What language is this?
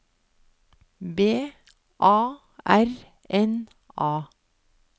Norwegian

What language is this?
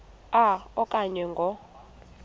Xhosa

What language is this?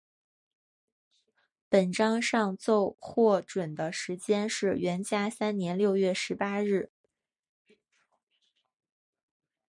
Chinese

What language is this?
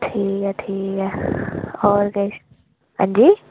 Dogri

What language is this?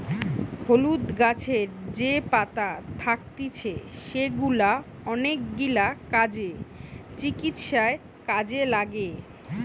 Bangla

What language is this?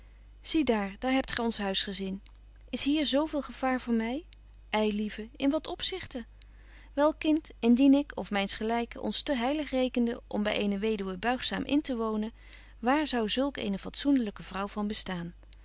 Dutch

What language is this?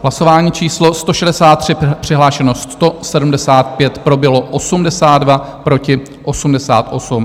Czech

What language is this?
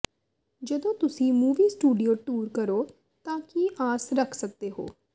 Punjabi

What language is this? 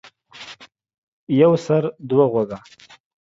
Pashto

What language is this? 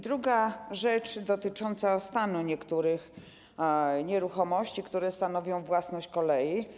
Polish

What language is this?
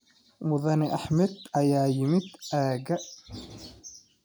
Somali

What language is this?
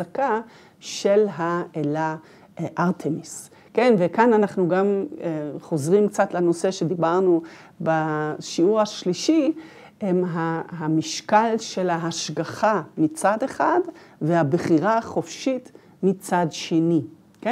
Hebrew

